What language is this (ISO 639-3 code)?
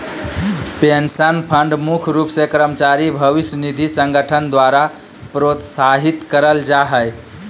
mag